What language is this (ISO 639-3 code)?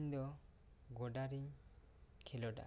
sat